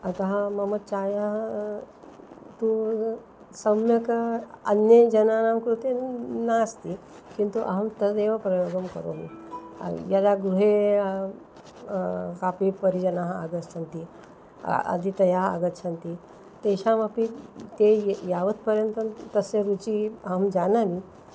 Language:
Sanskrit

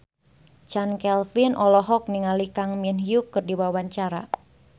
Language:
Sundanese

